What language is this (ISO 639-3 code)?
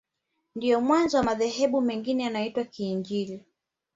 swa